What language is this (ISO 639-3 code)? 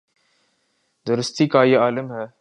urd